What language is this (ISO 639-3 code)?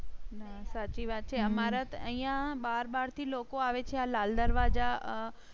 guj